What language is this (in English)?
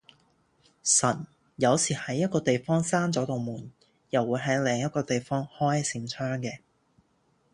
Cantonese